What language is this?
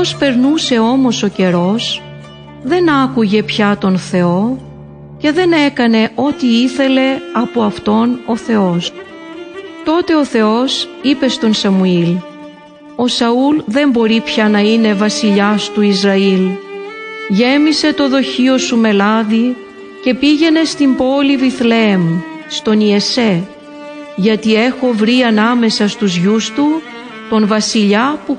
Greek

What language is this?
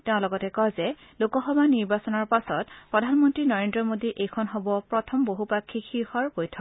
Assamese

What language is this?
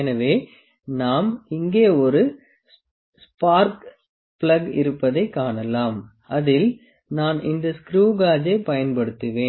Tamil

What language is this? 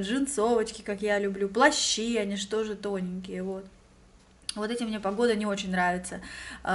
Russian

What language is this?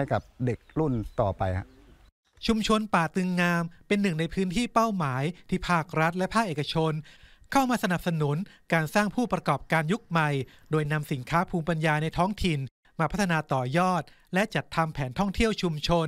Thai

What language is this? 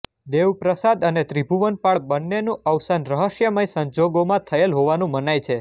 Gujarati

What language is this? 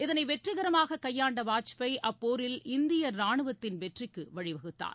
Tamil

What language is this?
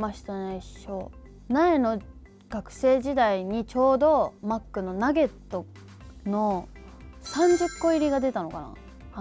Japanese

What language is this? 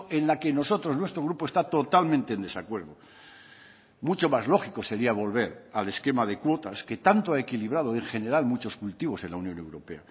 Spanish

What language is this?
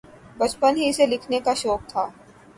Urdu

